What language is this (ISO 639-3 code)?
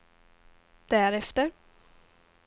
swe